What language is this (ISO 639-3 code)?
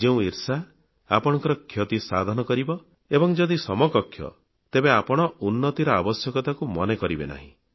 ori